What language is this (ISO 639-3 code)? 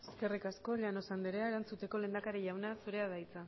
eus